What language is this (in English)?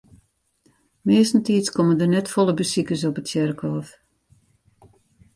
Western Frisian